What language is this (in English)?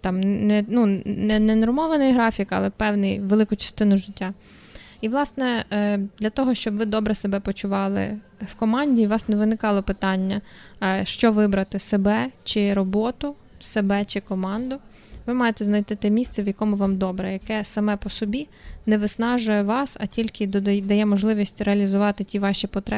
Ukrainian